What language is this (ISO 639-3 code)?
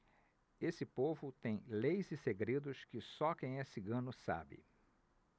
por